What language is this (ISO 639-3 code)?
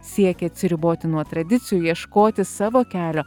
lit